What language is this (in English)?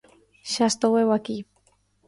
Galician